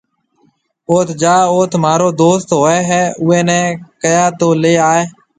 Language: Marwari (Pakistan)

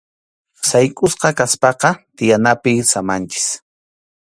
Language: Arequipa-La Unión Quechua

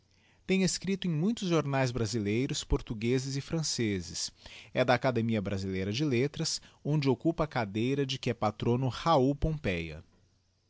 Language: Portuguese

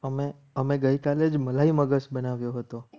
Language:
Gujarati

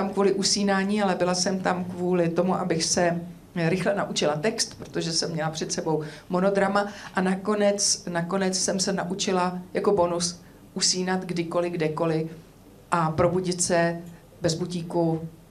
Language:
Czech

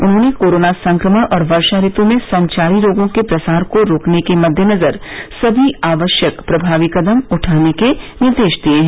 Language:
Hindi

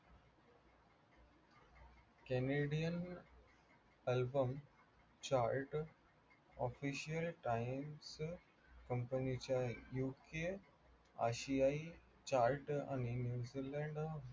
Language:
Marathi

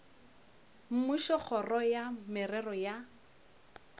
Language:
Northern Sotho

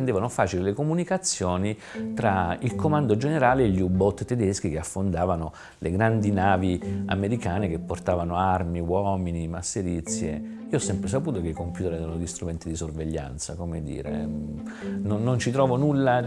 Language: Italian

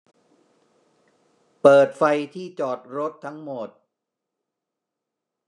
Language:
Thai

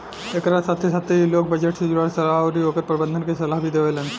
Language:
Bhojpuri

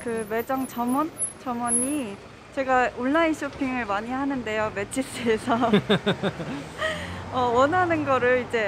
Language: Korean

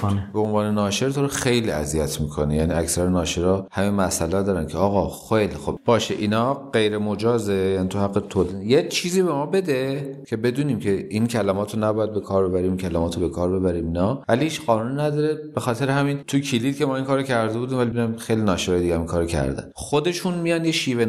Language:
Persian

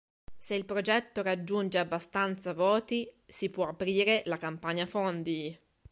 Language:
Italian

